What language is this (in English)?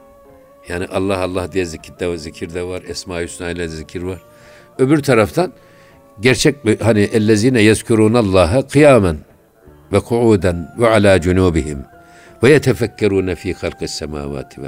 Turkish